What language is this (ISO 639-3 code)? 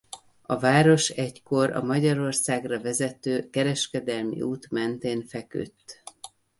hun